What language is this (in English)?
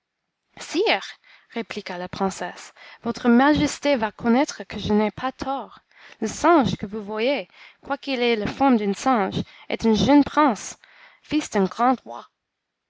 French